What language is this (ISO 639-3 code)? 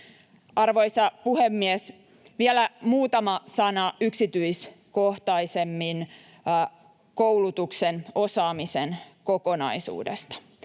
fin